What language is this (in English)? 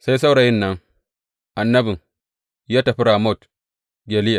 Hausa